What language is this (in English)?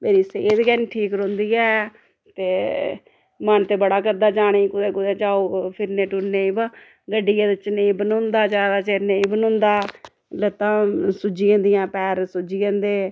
Dogri